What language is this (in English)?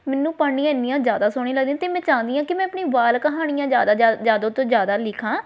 Punjabi